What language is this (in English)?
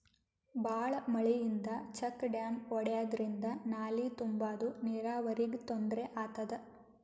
Kannada